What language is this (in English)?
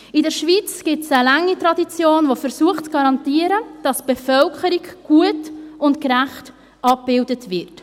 Swiss German